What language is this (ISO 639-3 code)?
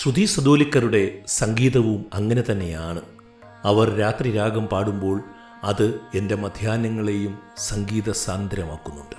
mal